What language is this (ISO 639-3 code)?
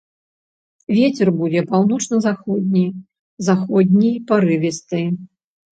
bel